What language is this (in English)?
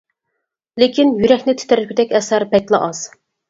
Uyghur